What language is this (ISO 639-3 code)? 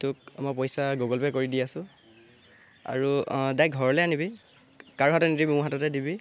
asm